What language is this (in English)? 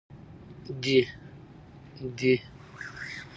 Pashto